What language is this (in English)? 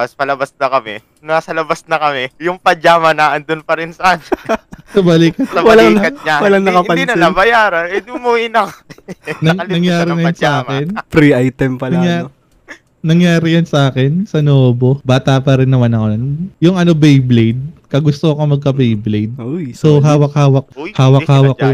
Filipino